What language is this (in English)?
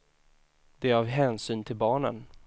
Swedish